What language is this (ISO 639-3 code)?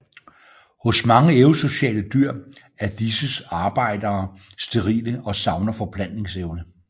dan